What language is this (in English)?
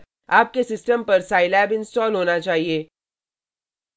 Hindi